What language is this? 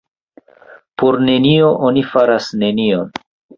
Esperanto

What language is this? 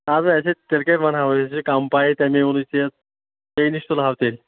Kashmiri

